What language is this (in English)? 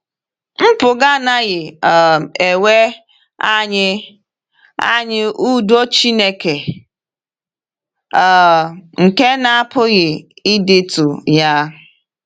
Igbo